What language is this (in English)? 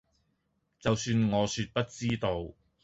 Cantonese